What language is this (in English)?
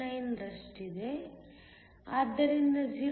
Kannada